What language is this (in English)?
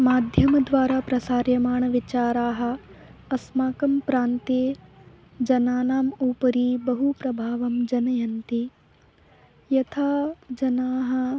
Sanskrit